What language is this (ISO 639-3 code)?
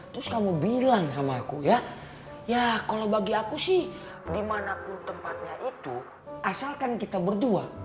ind